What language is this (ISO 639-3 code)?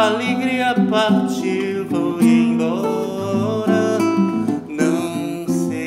ron